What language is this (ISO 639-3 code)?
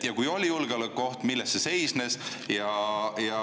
est